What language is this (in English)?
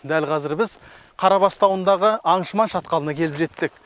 Kazakh